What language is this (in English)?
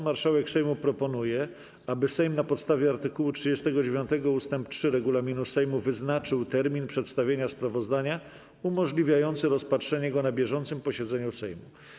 Polish